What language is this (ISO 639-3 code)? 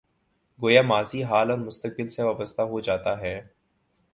urd